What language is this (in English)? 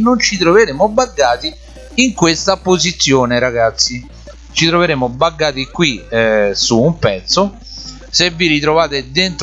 Italian